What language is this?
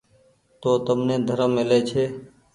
Goaria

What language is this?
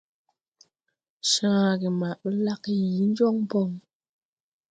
Tupuri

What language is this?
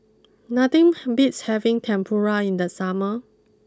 English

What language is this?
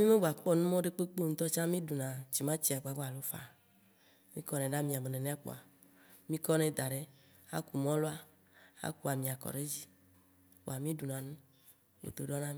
Waci Gbe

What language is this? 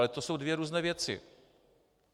Czech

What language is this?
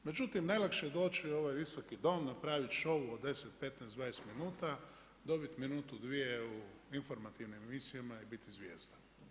Croatian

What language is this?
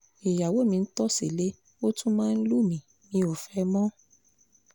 Yoruba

